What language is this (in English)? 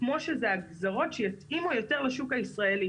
Hebrew